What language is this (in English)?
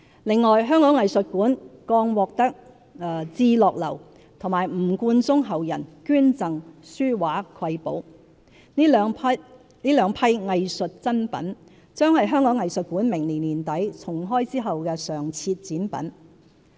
Cantonese